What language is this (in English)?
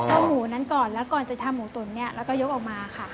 Thai